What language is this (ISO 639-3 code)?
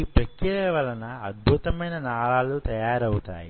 tel